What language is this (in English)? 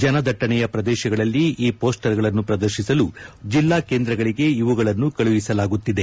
Kannada